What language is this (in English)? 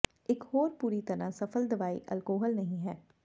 Punjabi